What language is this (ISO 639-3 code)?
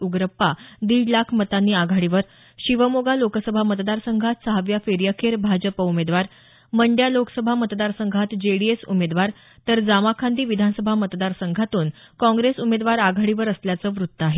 mar